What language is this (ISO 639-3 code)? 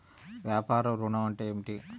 tel